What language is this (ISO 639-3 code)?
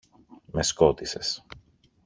ell